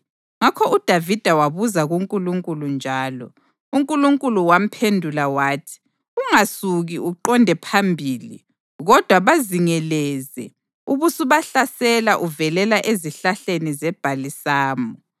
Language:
North Ndebele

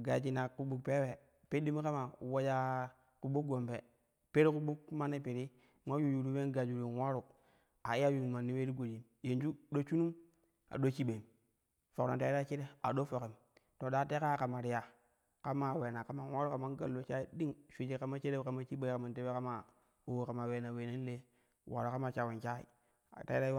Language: Kushi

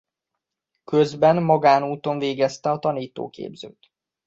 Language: Hungarian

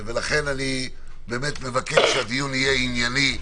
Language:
Hebrew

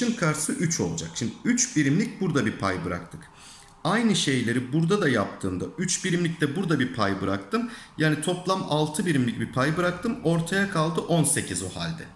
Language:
Turkish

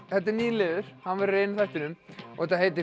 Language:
Icelandic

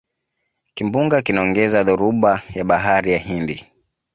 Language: Swahili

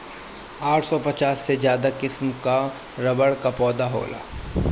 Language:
Bhojpuri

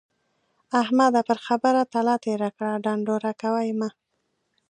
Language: Pashto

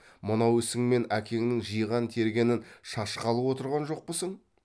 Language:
Kazakh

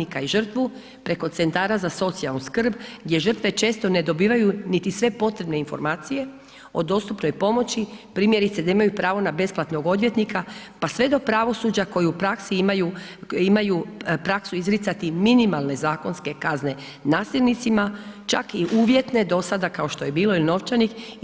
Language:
Croatian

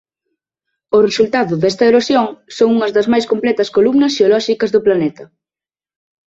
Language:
Galician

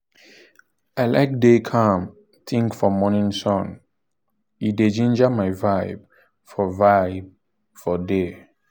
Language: Nigerian Pidgin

